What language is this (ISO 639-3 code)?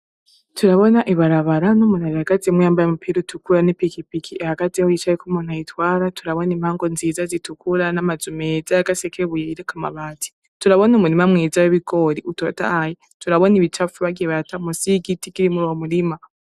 run